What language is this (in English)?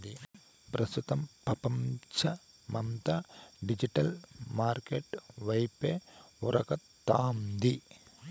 Telugu